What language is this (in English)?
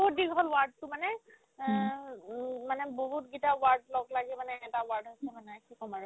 Assamese